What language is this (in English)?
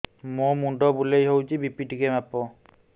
Odia